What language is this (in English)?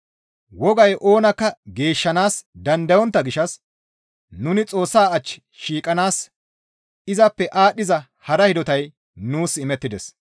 Gamo